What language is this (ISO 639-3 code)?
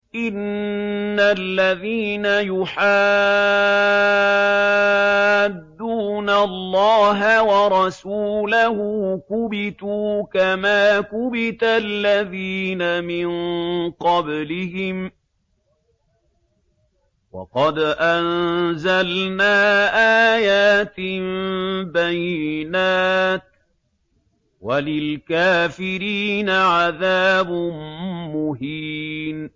ara